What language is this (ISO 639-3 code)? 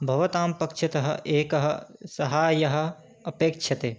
san